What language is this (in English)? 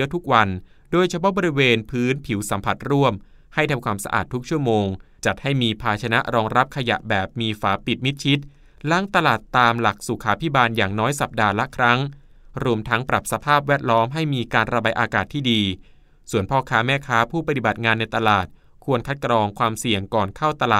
Thai